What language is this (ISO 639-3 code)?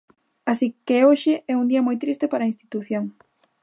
glg